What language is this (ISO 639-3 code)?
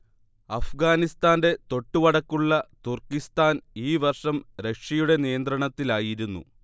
mal